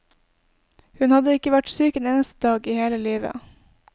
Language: Norwegian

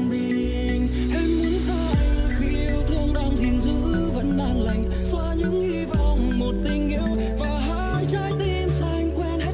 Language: Vietnamese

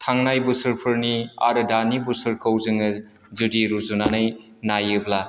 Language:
Bodo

